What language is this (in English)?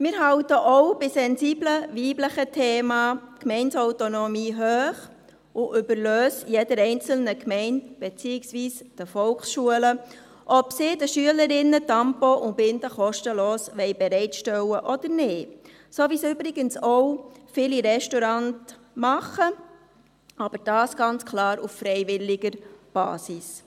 Swiss German